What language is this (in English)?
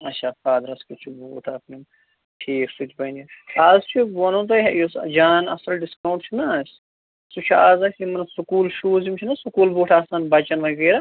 Kashmiri